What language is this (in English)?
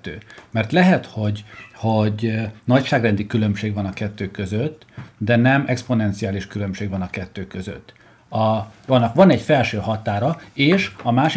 Hungarian